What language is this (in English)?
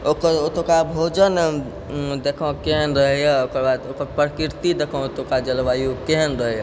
Maithili